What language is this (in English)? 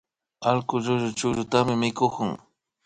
Imbabura Highland Quichua